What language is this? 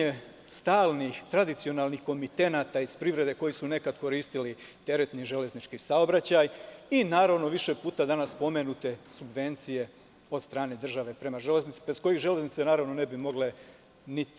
Serbian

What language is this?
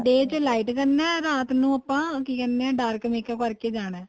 Punjabi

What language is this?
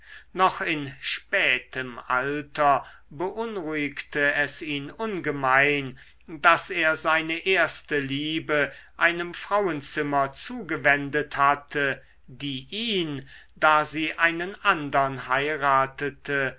German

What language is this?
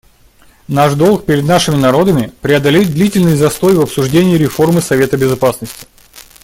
Russian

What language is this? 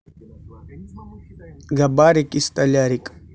Russian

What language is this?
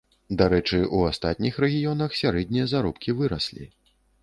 Belarusian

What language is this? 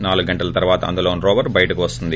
Telugu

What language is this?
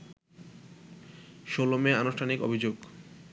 Bangla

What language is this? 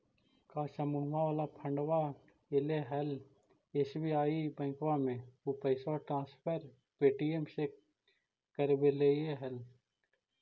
Magahi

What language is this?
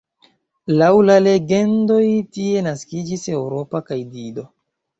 Esperanto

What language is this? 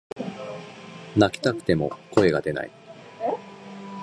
Japanese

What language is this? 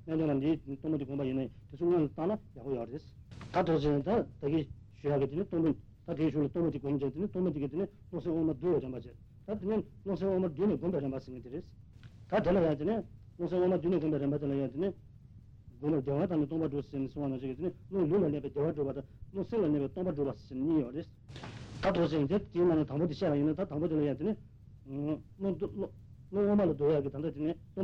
Italian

